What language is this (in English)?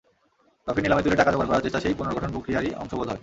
Bangla